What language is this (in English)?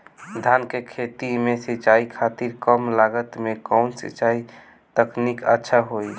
Bhojpuri